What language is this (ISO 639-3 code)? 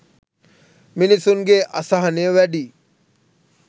sin